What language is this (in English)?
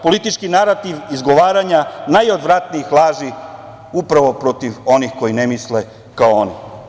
Serbian